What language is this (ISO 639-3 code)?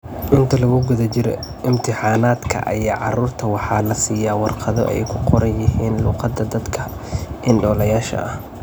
som